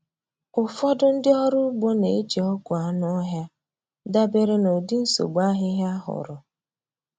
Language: Igbo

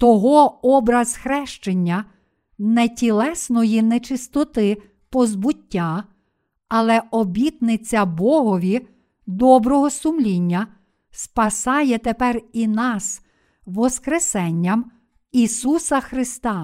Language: Ukrainian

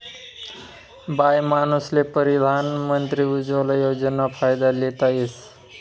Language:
Marathi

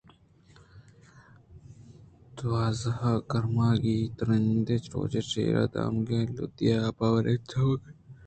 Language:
Eastern Balochi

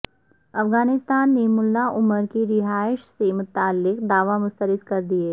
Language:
Urdu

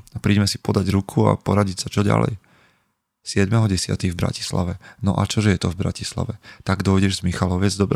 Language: Slovak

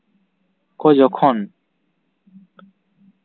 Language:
Santali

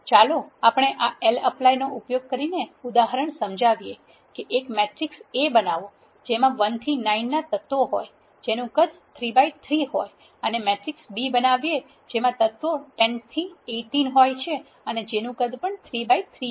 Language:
Gujarati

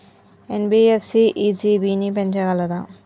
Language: Telugu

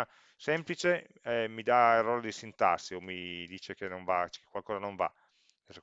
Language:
Italian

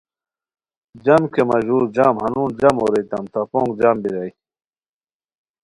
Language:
Khowar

